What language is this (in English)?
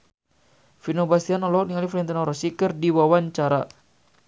Sundanese